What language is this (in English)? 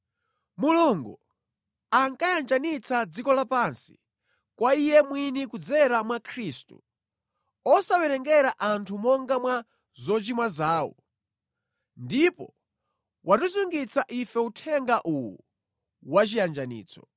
Nyanja